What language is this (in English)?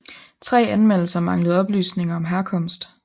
Danish